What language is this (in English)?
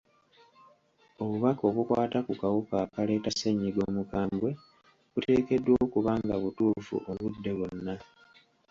Ganda